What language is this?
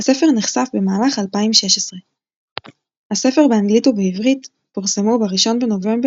Hebrew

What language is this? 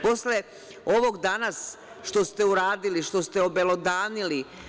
Serbian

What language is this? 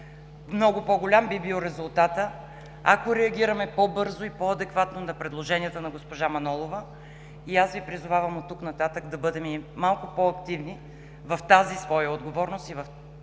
Bulgarian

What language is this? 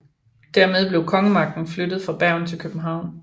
Danish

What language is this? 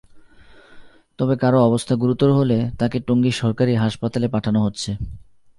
Bangla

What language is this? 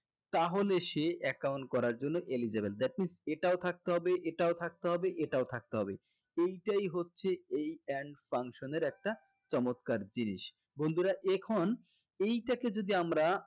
Bangla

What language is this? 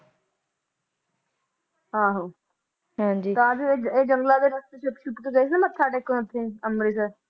Punjabi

